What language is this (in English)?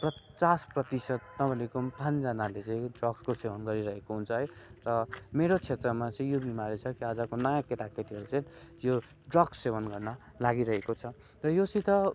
Nepali